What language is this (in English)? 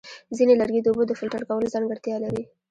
Pashto